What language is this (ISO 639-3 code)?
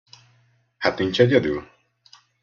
hun